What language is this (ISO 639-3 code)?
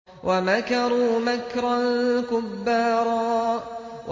ara